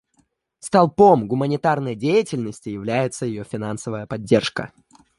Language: Russian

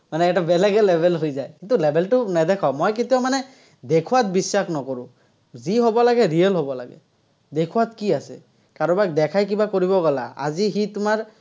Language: Assamese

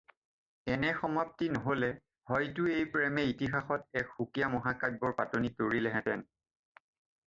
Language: Assamese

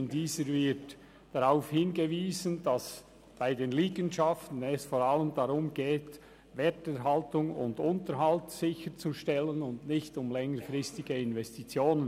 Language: Swiss German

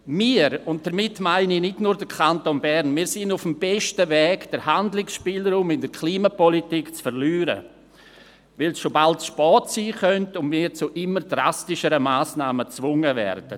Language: Swiss German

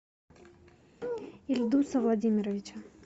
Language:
Russian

